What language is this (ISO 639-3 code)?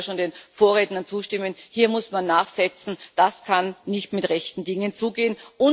deu